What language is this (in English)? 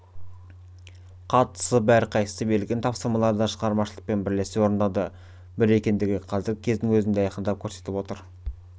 Kazakh